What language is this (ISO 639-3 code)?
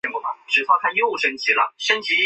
zho